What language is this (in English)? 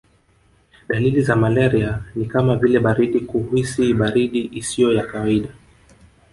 Swahili